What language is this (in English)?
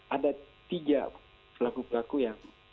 Indonesian